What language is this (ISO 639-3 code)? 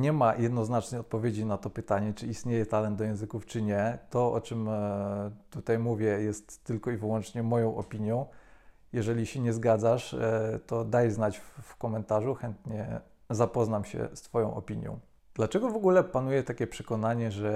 pol